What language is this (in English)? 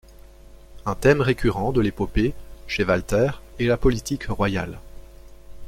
French